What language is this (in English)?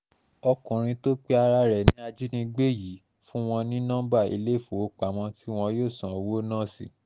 Yoruba